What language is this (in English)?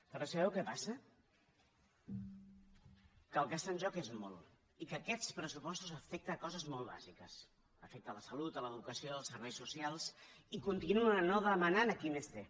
Catalan